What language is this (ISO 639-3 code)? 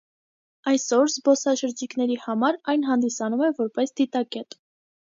hye